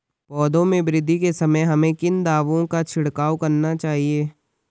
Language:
Hindi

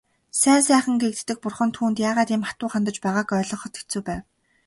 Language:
Mongolian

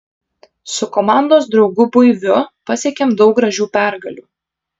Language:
Lithuanian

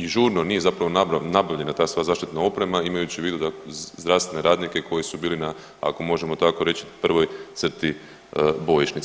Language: Croatian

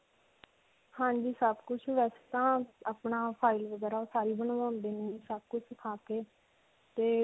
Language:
Punjabi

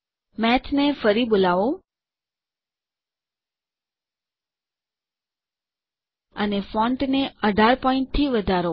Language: Gujarati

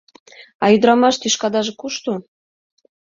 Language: Mari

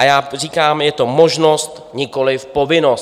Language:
Czech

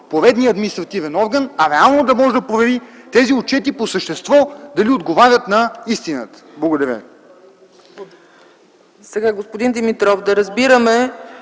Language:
Bulgarian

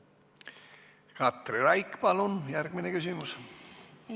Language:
Estonian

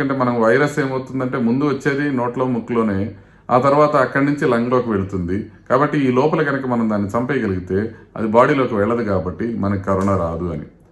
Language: German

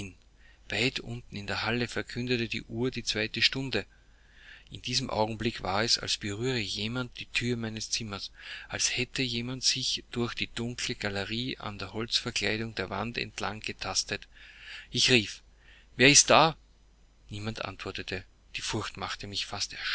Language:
German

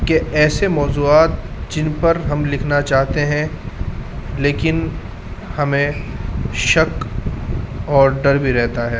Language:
Urdu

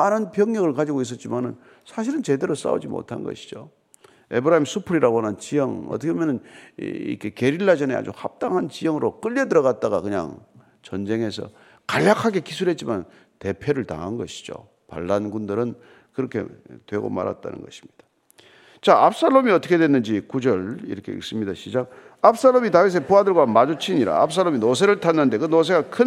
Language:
Korean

